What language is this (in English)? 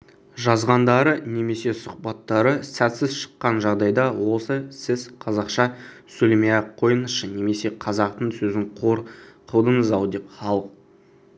Kazakh